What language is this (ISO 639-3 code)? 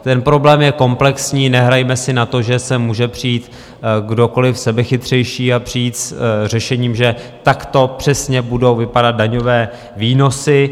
ces